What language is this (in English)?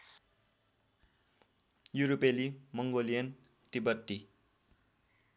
Nepali